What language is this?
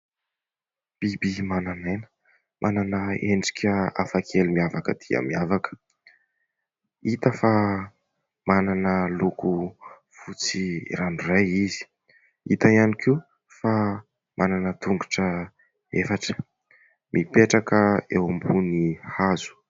Malagasy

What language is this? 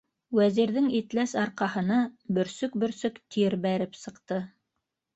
Bashkir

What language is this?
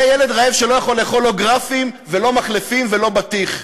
Hebrew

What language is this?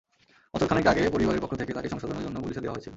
Bangla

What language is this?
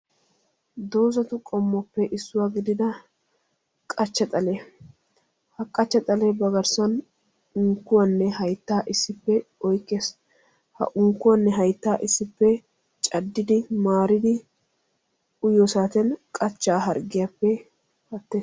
Wolaytta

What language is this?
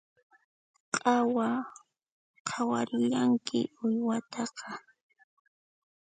Puno Quechua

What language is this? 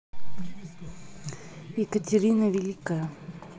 Russian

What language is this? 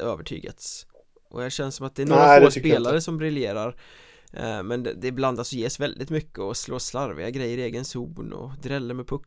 Swedish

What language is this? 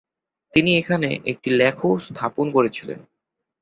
Bangla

